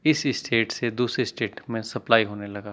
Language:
Urdu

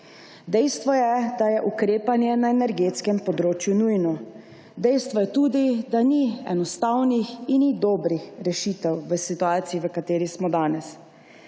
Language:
Slovenian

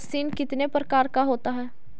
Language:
Magahi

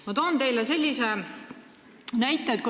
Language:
Estonian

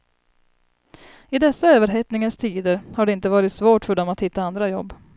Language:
Swedish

